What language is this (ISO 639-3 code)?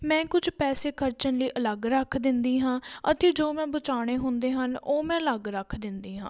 pan